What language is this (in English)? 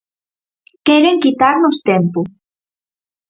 Galician